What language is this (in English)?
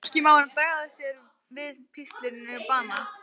Icelandic